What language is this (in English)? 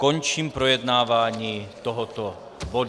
Czech